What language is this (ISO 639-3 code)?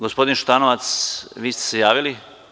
srp